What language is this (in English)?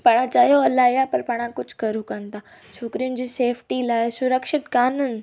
Sindhi